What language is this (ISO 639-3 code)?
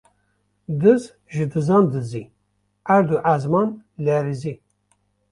kur